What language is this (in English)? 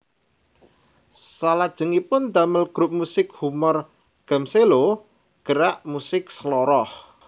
Javanese